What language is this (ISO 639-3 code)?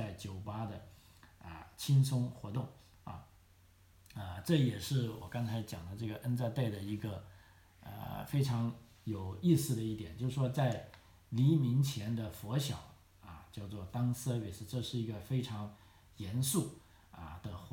zho